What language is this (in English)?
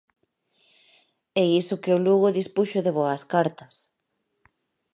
Galician